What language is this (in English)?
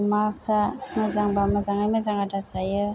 Bodo